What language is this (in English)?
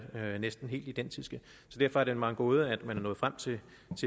Danish